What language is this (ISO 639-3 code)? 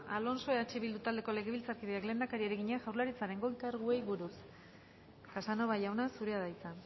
eus